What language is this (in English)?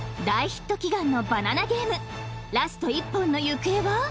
Japanese